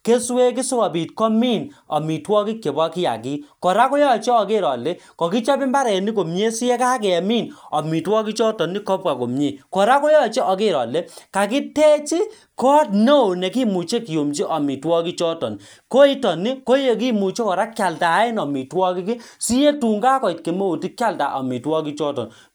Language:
Kalenjin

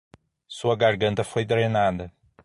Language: Portuguese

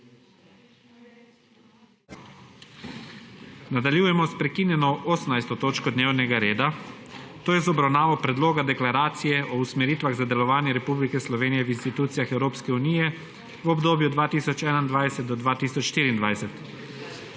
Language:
Slovenian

